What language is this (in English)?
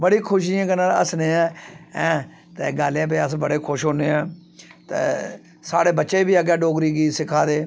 Dogri